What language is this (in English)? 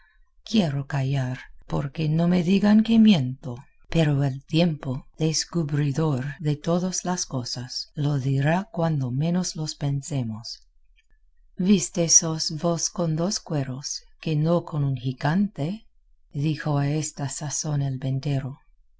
Spanish